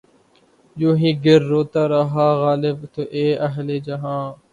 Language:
Urdu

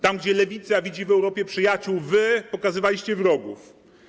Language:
Polish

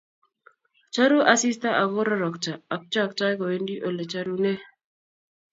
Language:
Kalenjin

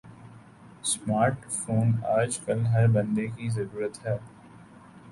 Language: Urdu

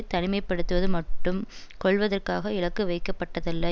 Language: Tamil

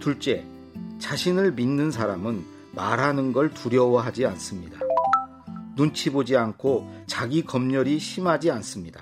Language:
Korean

